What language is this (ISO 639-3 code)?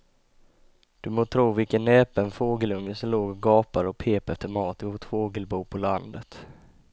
swe